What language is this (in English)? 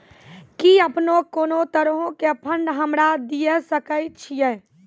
Maithili